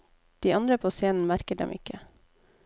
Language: Norwegian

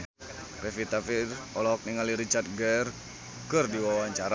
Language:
Sundanese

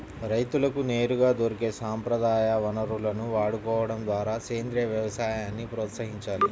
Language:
Telugu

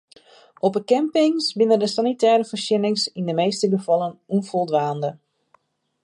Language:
Western Frisian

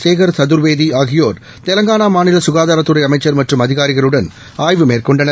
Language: Tamil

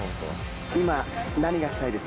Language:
Japanese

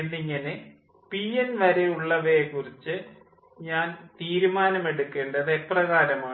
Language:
Malayalam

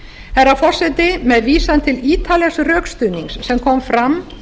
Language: Icelandic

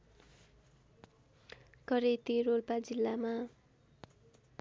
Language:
Nepali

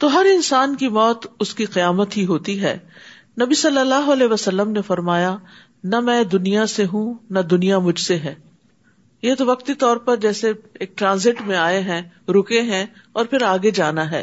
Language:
Urdu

